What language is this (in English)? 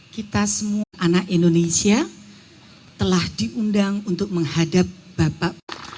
Indonesian